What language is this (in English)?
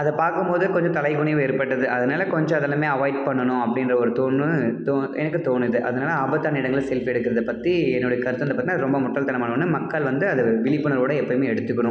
Tamil